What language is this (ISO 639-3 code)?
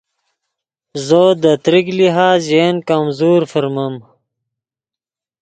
ydg